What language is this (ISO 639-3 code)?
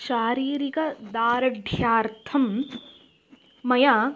san